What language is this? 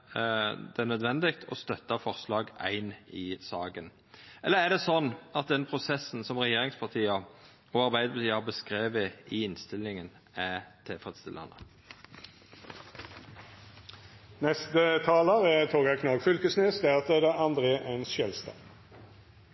Norwegian Nynorsk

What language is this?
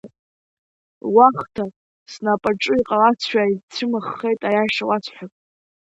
Abkhazian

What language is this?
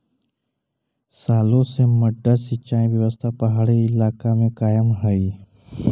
Magahi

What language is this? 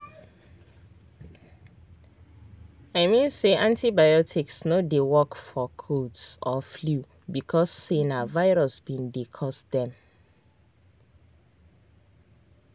Nigerian Pidgin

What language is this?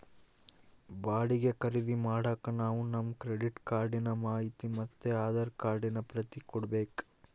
Kannada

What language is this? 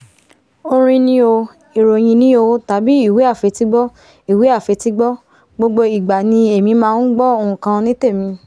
Yoruba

